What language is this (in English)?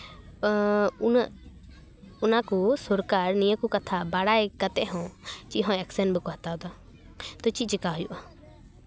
Santali